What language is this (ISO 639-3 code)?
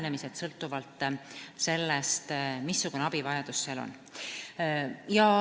est